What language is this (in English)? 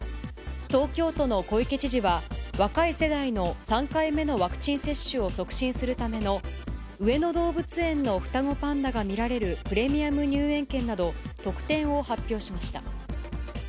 Japanese